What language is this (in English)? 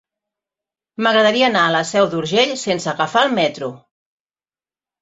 Catalan